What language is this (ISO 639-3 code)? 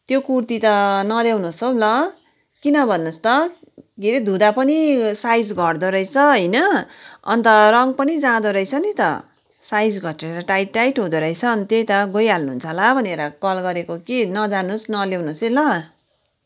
nep